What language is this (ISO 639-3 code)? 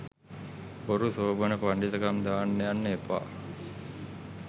sin